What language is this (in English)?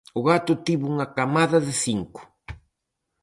Galician